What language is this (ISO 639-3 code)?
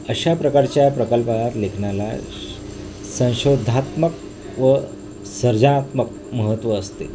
mar